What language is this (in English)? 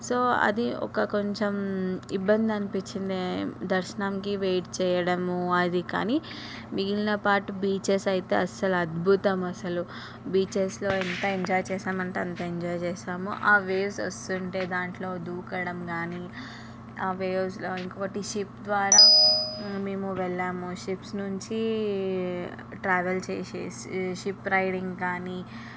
Telugu